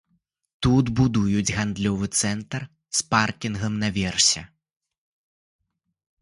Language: Belarusian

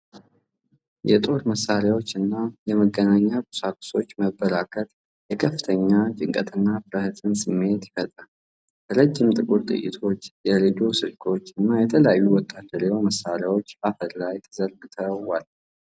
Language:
Amharic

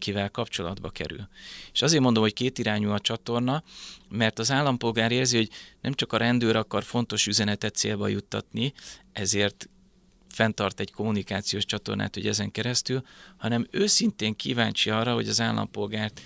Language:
Hungarian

